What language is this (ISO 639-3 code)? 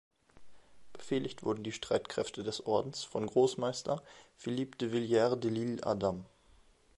deu